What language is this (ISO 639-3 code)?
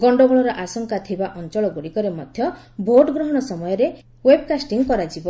ori